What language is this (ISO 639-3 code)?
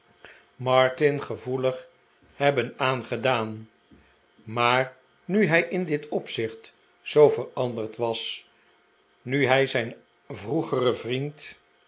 nld